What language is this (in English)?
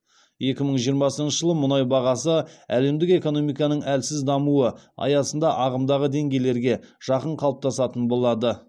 Kazakh